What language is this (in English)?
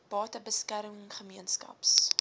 Afrikaans